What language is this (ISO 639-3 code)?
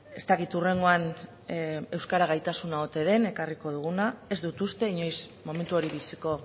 eus